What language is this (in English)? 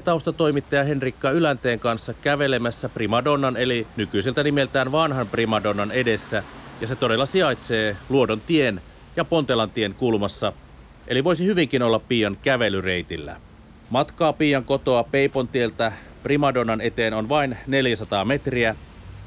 Finnish